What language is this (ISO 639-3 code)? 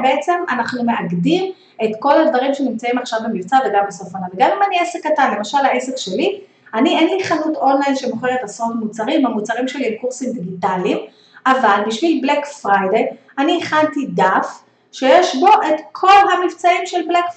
heb